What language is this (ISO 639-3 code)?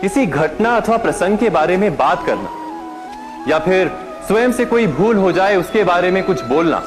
hin